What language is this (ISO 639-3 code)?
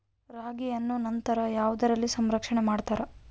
kan